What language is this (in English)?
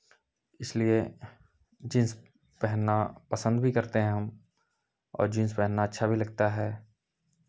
Hindi